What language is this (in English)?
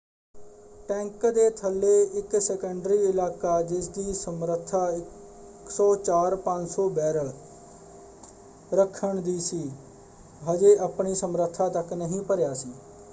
Punjabi